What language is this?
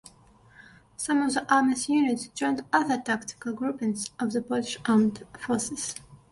English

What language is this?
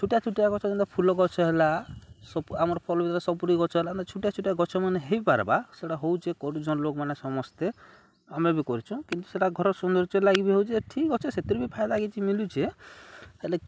Odia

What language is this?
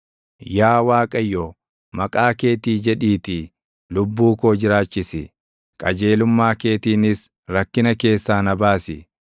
Oromo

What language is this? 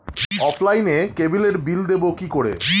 Bangla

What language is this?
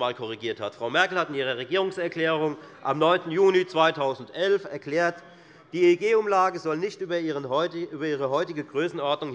German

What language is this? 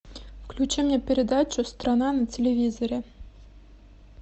Russian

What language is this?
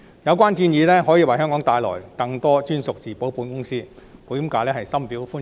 Cantonese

